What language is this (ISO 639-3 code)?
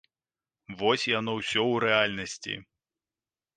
bel